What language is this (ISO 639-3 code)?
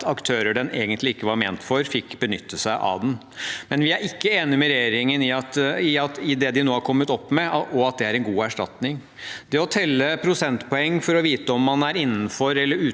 nor